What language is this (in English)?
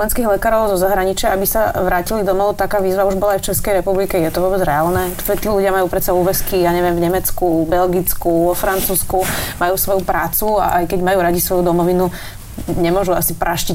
Slovak